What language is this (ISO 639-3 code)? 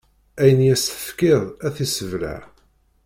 kab